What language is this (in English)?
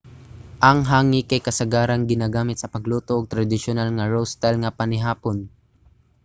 Cebuano